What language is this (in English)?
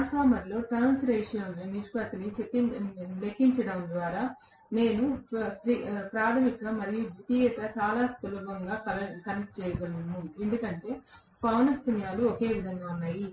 Telugu